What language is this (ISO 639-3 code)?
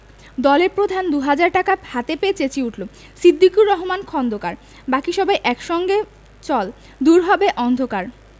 ben